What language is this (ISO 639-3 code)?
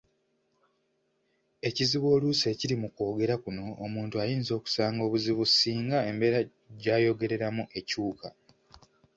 lug